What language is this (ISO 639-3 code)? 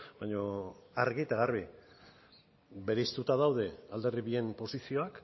eus